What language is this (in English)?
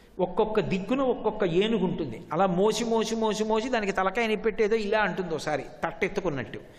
Telugu